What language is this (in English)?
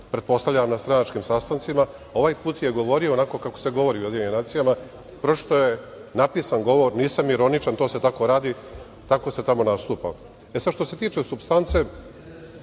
Serbian